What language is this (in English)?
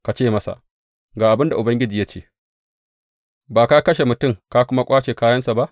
Hausa